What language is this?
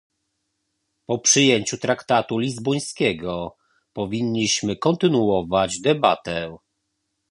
Polish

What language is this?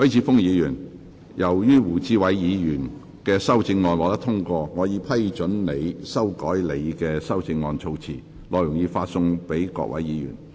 Cantonese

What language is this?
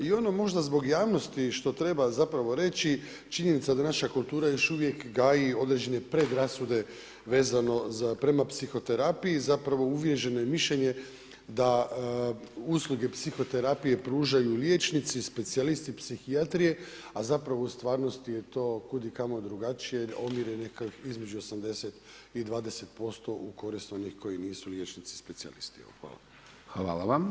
Croatian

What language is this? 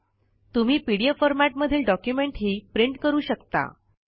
Marathi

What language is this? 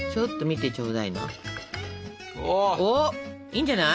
Japanese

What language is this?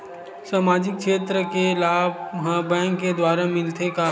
Chhattisgarhi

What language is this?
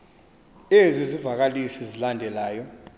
Xhosa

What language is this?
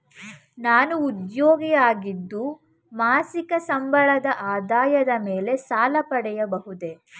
Kannada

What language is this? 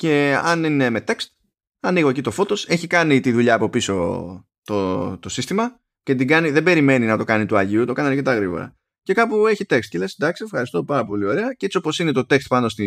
Greek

